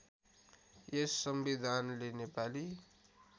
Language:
Nepali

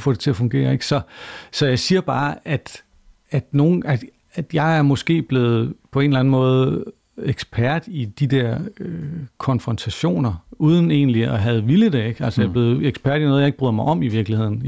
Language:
Danish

